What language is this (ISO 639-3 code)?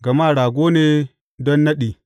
hau